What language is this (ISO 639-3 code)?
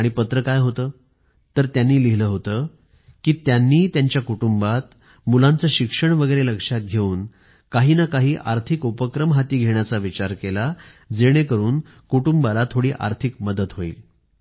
mar